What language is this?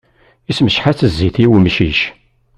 Kabyle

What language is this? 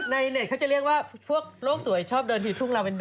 Thai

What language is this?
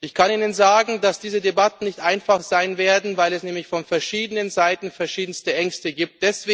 German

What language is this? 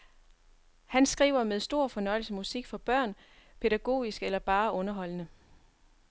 Danish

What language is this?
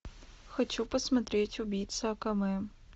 Russian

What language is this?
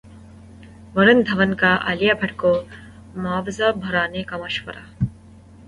Urdu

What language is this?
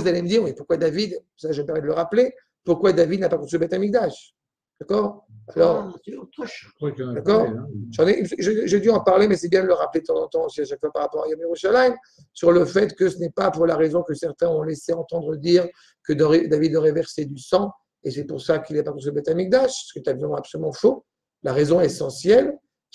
French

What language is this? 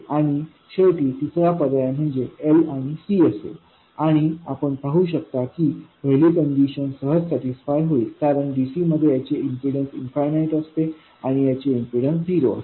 Marathi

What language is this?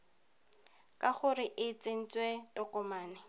Tswana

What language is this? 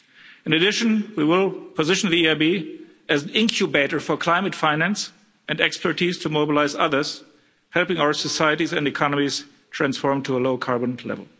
English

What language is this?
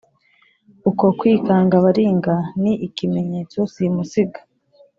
Kinyarwanda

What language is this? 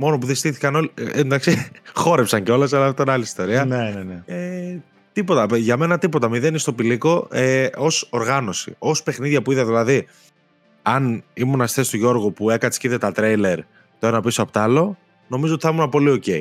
Greek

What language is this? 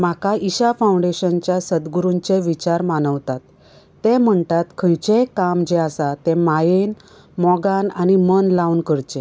Konkani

